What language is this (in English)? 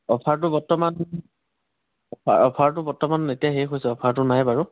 Assamese